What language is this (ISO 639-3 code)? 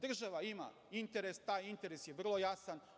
srp